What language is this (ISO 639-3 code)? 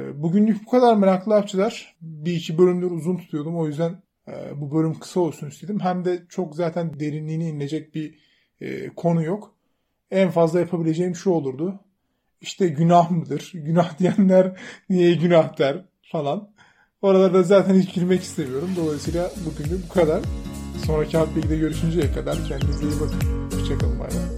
tur